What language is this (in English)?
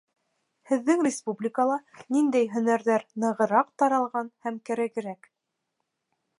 Bashkir